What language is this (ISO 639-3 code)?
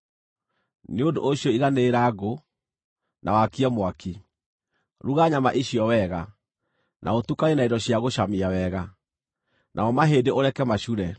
kik